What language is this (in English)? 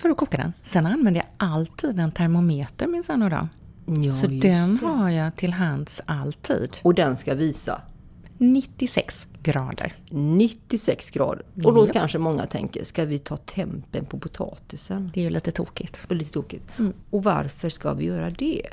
Swedish